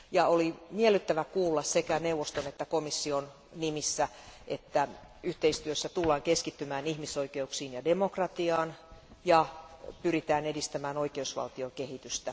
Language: Finnish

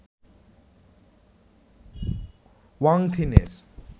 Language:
Bangla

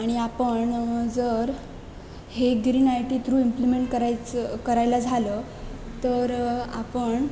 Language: Marathi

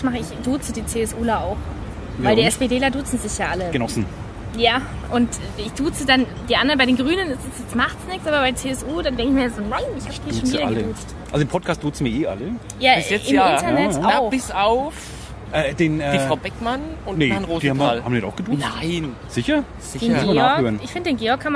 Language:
German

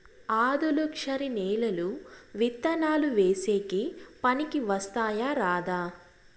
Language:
Telugu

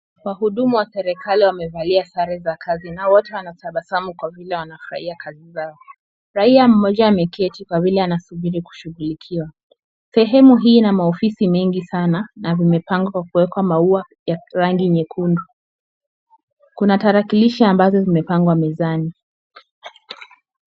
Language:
Swahili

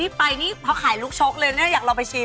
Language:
Thai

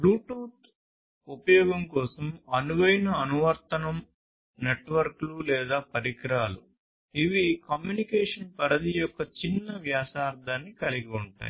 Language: Telugu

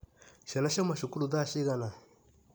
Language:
Kikuyu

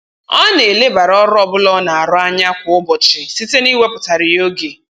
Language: Igbo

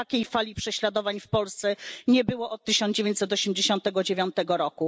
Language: Polish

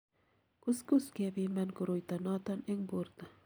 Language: Kalenjin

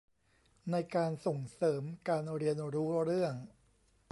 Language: Thai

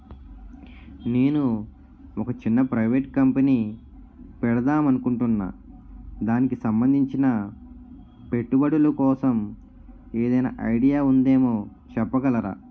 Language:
Telugu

